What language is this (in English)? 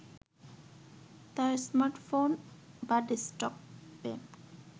Bangla